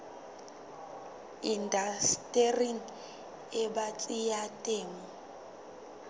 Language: Southern Sotho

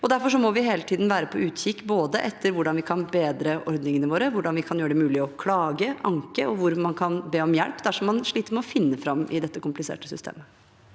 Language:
Norwegian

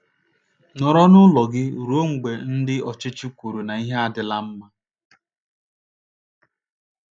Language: Igbo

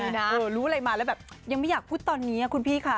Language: Thai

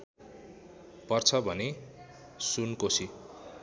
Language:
Nepali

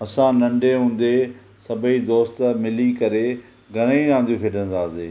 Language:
Sindhi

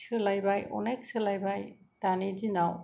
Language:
Bodo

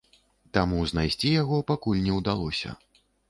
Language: Belarusian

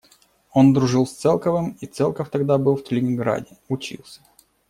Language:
Russian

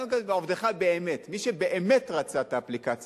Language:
Hebrew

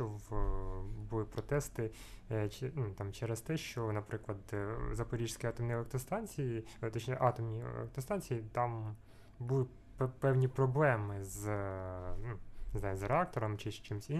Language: Ukrainian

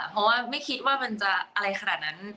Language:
Thai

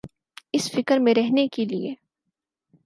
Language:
Urdu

